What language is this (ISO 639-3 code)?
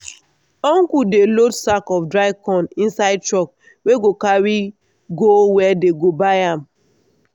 pcm